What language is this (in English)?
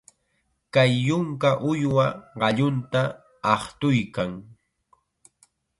Chiquián Ancash Quechua